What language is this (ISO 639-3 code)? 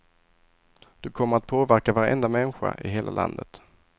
swe